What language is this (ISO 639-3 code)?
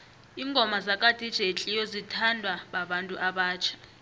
nbl